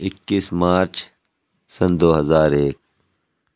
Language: Urdu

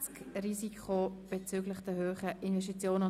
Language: Swiss German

